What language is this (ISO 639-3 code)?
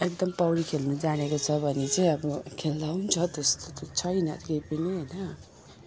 nep